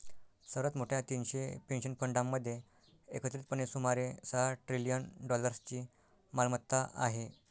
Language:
Marathi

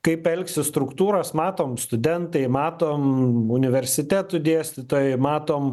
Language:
Lithuanian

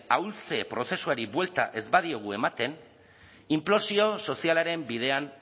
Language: Basque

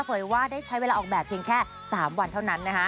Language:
Thai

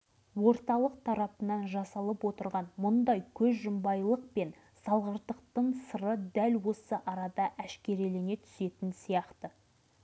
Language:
Kazakh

